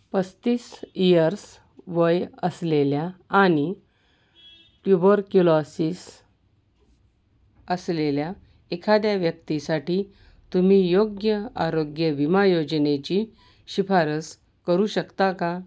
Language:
Marathi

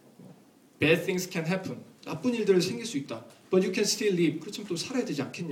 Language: Korean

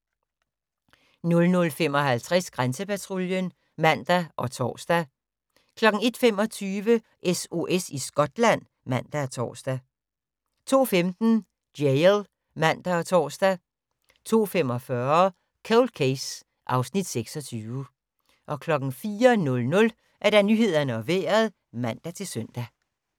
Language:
Danish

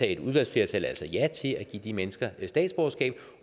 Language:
Danish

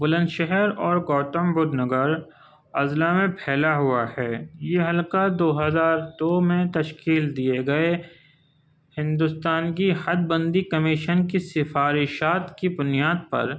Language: Urdu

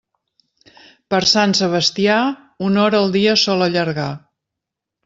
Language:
Catalan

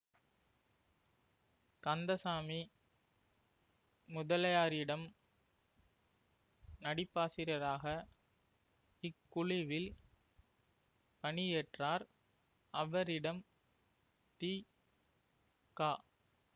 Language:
Tamil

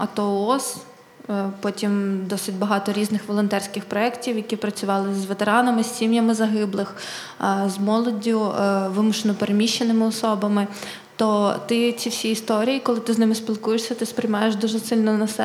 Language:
Ukrainian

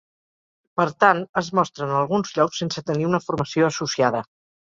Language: Catalan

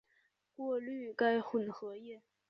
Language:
Chinese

